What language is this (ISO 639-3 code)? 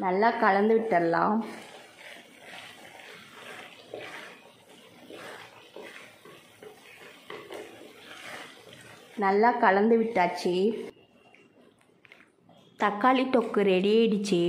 tam